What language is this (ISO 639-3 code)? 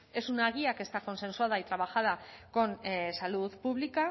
spa